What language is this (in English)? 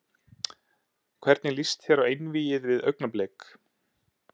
Icelandic